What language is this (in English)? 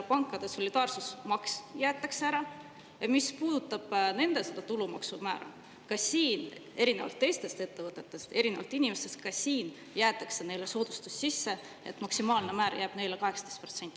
Estonian